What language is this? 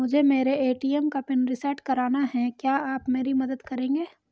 Hindi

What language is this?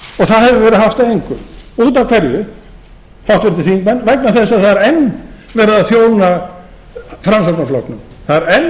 Icelandic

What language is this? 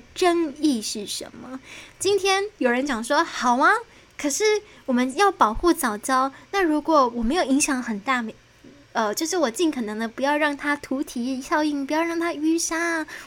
Chinese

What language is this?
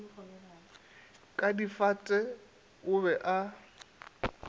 Northern Sotho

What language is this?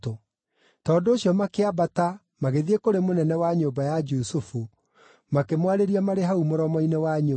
Kikuyu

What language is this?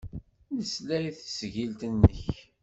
Kabyle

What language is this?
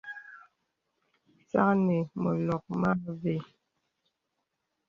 Bebele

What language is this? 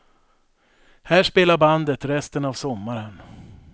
Swedish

